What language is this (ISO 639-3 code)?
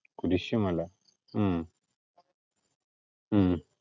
mal